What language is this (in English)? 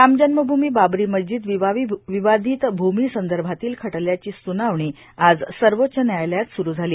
Marathi